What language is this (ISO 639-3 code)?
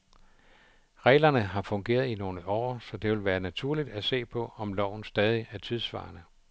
dan